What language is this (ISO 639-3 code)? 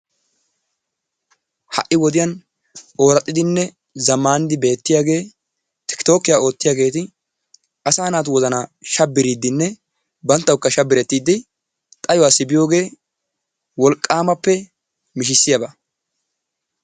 wal